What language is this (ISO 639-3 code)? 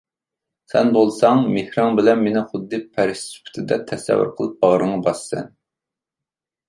uig